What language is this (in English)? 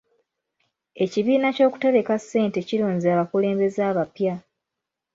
Ganda